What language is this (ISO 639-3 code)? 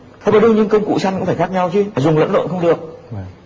vie